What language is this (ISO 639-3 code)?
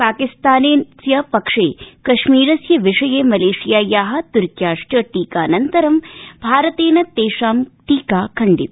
san